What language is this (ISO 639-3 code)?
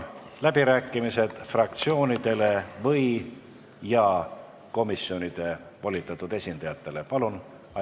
est